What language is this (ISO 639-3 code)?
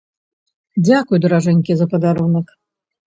bel